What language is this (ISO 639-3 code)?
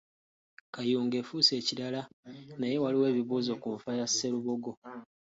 lug